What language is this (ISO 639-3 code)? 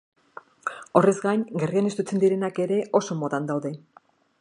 eus